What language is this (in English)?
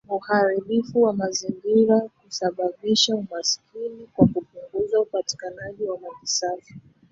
Swahili